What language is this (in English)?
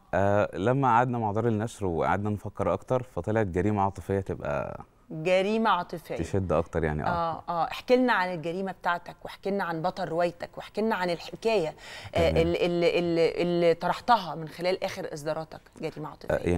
Arabic